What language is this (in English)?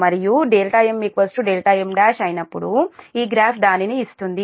Telugu